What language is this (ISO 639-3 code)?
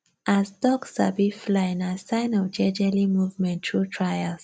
pcm